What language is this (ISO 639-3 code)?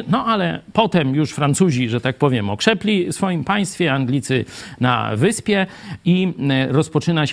pol